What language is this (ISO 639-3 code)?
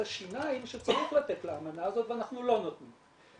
heb